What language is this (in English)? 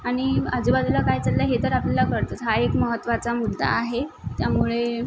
Marathi